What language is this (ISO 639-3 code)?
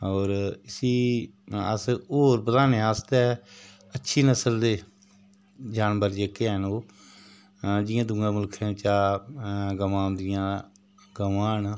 doi